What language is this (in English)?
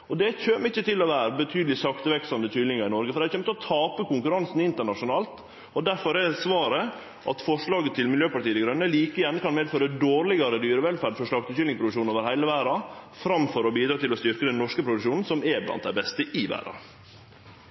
Norwegian Nynorsk